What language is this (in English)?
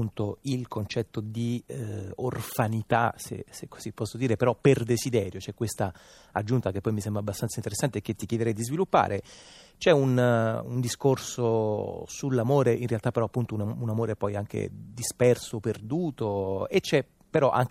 Italian